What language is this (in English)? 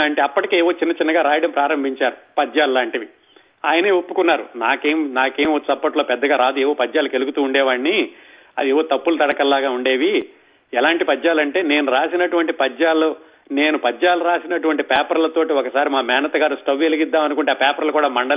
Telugu